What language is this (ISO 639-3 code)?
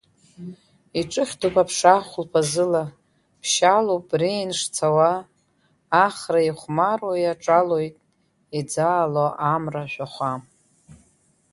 abk